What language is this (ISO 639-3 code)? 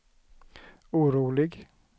swe